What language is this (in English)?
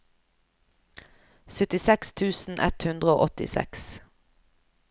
Norwegian